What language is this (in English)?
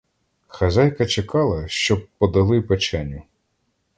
Ukrainian